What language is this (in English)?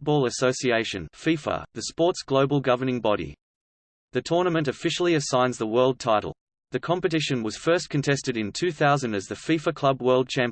English